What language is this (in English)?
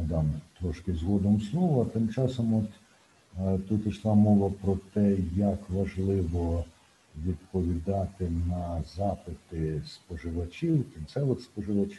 Ukrainian